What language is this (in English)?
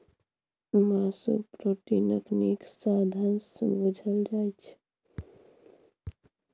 Maithili